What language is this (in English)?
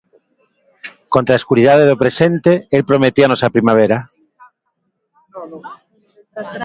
Galician